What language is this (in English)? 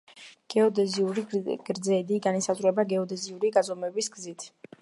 Georgian